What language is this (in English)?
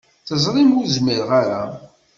Kabyle